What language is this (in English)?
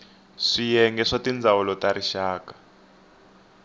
Tsonga